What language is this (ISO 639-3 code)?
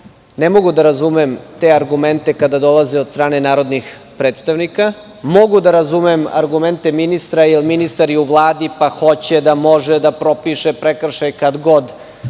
srp